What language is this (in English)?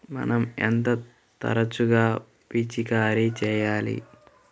Telugu